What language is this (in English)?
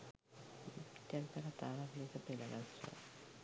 Sinhala